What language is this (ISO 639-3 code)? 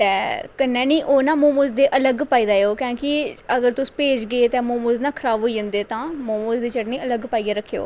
doi